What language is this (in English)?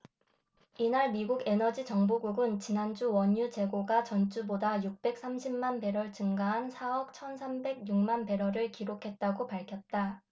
Korean